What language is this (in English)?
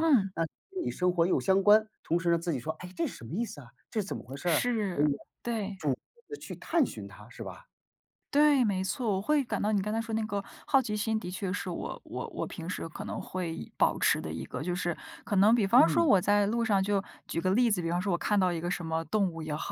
Chinese